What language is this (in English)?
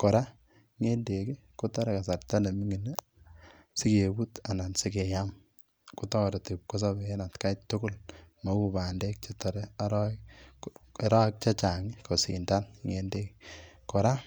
Kalenjin